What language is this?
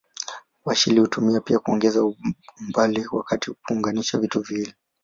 Swahili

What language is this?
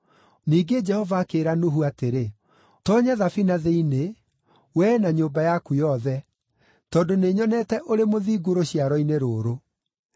Kikuyu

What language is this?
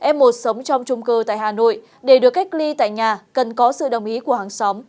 Vietnamese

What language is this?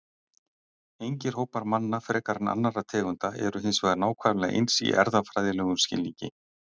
Icelandic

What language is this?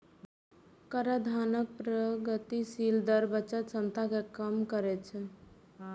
Maithili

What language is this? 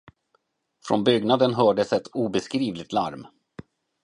Swedish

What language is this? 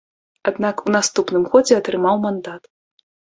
Belarusian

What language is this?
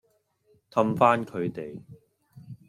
Cantonese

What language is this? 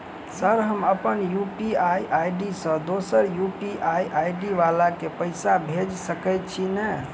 Maithili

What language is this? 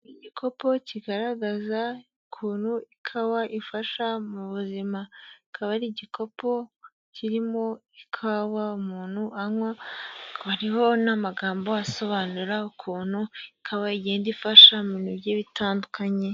Kinyarwanda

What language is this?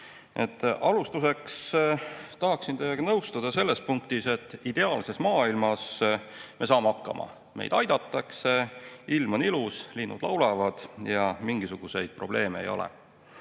Estonian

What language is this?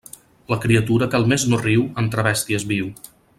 Catalan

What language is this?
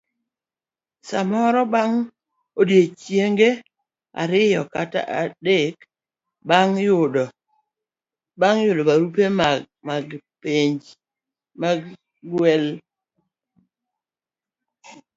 Luo (Kenya and Tanzania)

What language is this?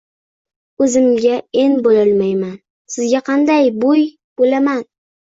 Uzbek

